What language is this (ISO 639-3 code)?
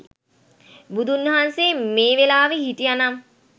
sin